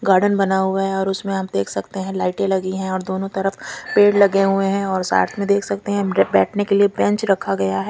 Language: Hindi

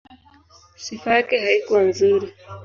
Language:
Swahili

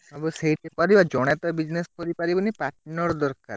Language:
Odia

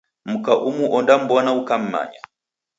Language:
Taita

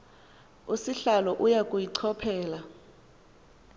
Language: Xhosa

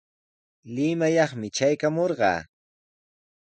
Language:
Sihuas Ancash Quechua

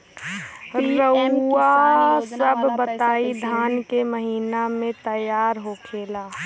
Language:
Bhojpuri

